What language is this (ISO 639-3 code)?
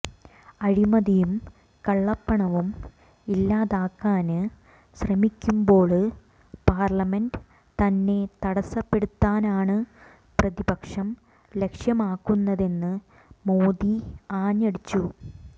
mal